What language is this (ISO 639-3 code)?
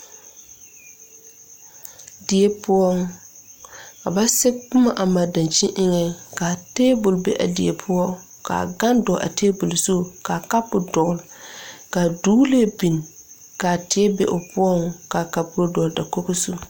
dga